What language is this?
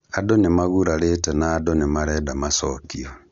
Kikuyu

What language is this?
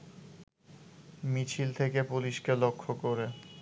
Bangla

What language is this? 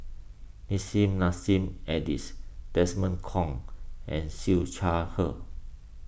English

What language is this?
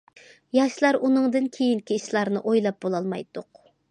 Uyghur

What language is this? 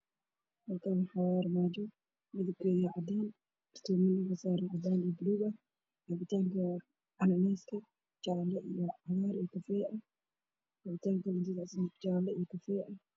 Somali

